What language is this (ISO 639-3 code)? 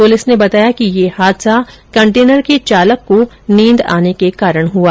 hin